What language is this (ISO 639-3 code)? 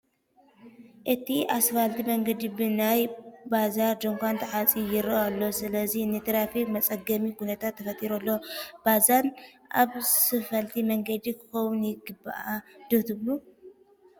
tir